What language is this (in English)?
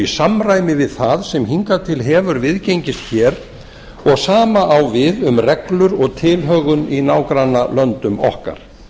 Icelandic